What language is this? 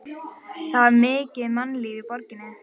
Icelandic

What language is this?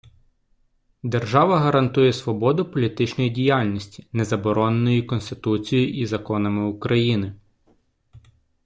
Ukrainian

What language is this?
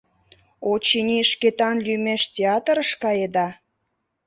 Mari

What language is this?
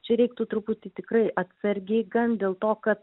Lithuanian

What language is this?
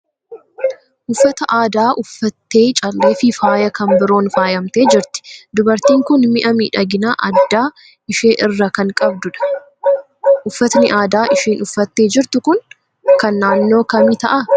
Oromo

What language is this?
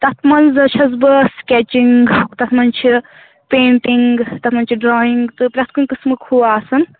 Kashmiri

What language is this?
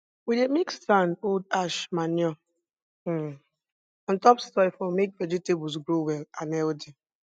Nigerian Pidgin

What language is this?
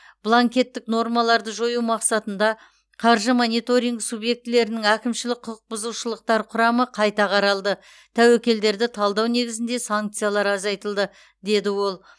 Kazakh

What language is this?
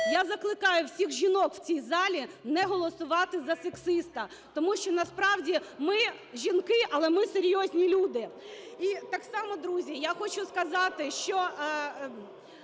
Ukrainian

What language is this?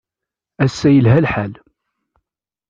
Kabyle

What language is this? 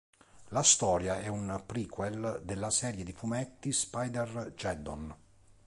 Italian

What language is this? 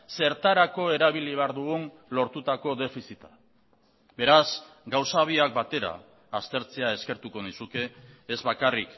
Basque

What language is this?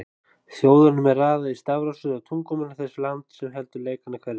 Icelandic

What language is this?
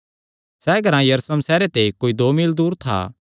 Kangri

